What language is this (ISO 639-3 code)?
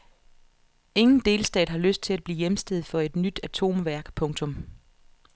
dan